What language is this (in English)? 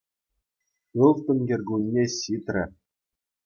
Chuvash